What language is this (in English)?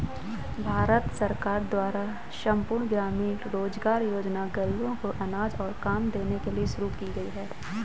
Hindi